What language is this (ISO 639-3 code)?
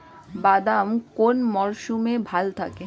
ben